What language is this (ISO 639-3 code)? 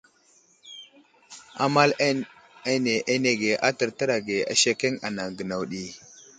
udl